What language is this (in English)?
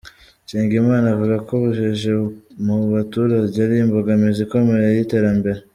Kinyarwanda